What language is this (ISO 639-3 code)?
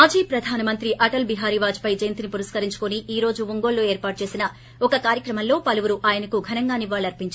tel